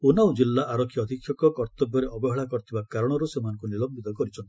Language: Odia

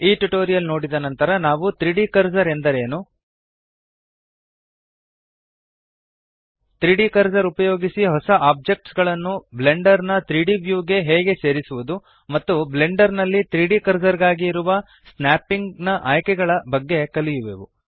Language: Kannada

